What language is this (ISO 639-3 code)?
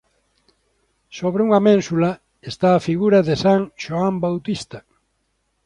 glg